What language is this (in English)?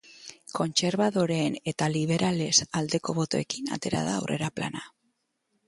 Basque